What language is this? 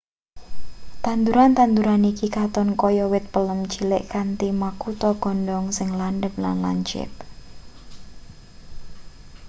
Javanese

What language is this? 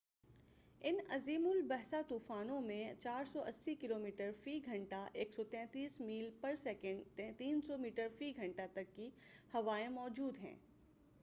Urdu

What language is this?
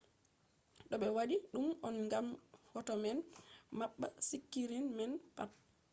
Fula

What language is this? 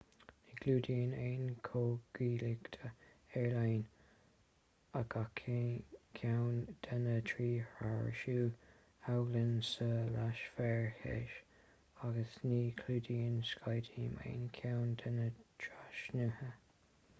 Irish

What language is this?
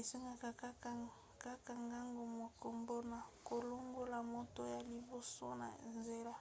Lingala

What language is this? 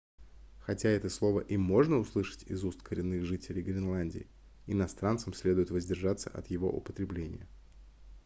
Russian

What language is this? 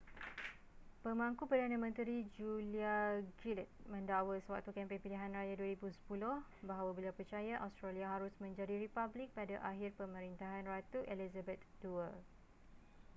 Malay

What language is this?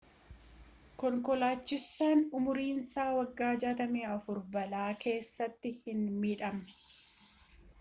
Oromo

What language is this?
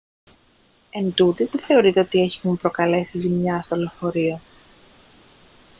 Greek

